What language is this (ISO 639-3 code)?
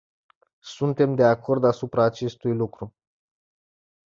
ron